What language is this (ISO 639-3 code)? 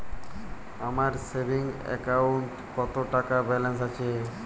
ben